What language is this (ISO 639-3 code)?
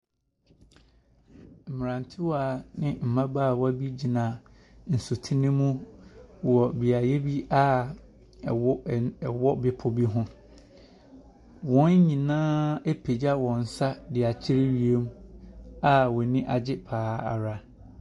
aka